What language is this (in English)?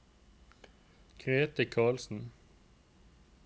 Norwegian